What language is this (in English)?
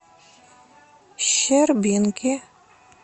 Russian